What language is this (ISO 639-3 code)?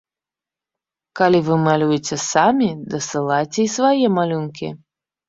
bel